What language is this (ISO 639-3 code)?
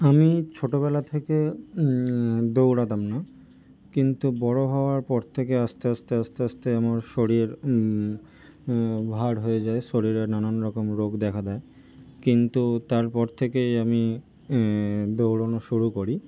ben